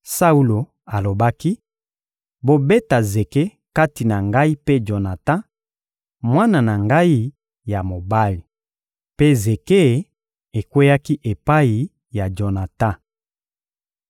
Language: Lingala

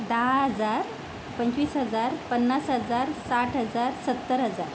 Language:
Marathi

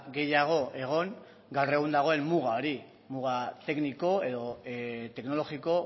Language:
Basque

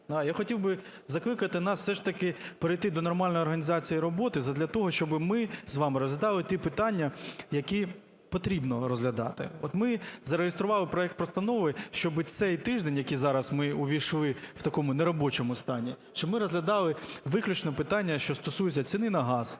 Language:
Ukrainian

